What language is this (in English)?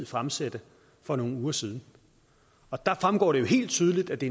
Danish